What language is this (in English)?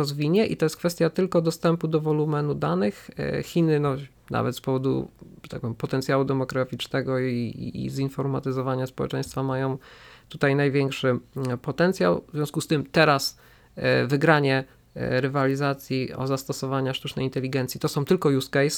Polish